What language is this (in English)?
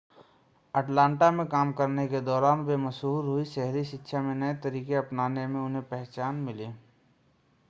Hindi